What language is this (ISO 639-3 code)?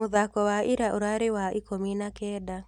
kik